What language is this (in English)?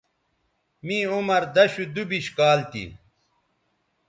Bateri